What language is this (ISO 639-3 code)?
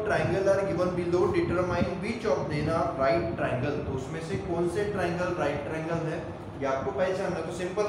hin